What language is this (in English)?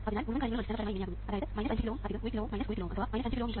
Malayalam